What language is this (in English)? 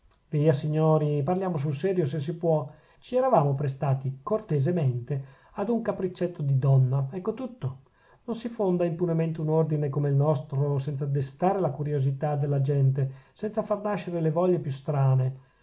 Italian